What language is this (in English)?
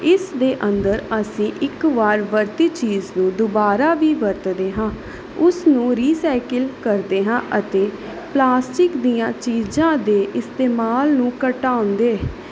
Punjabi